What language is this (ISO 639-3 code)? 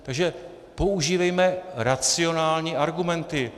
ces